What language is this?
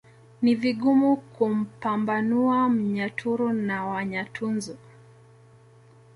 Swahili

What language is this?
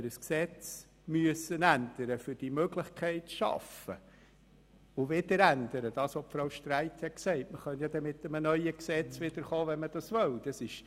Swiss German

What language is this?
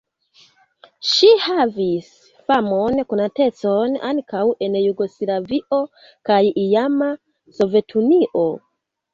Esperanto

